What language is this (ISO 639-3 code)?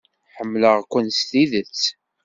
kab